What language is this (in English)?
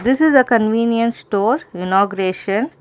English